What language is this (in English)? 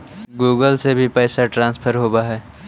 Magahi